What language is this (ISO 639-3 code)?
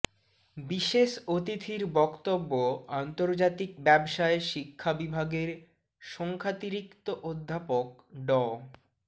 ben